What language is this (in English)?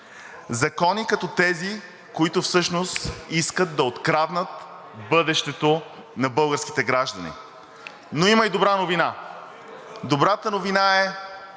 Bulgarian